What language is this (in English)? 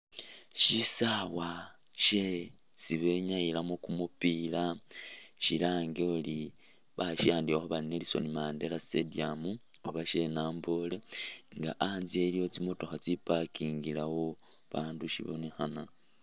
Masaaba